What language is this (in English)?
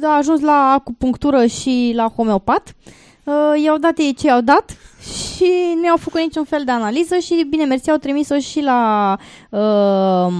Romanian